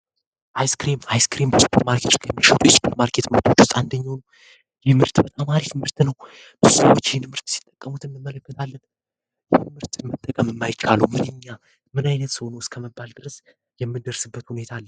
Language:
Amharic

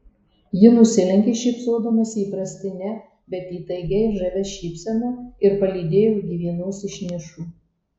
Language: Lithuanian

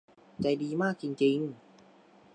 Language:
Thai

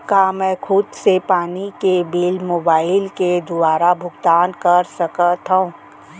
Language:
Chhattisgarhi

